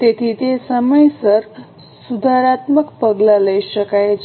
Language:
Gujarati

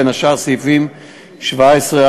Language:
Hebrew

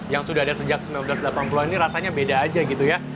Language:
Indonesian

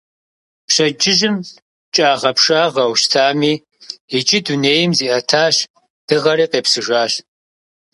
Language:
Kabardian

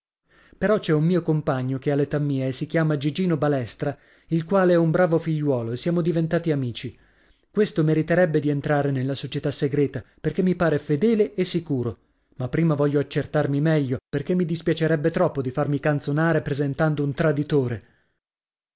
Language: Italian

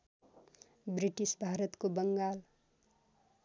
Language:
Nepali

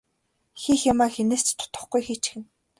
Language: Mongolian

